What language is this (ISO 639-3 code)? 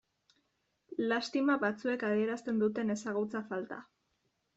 eus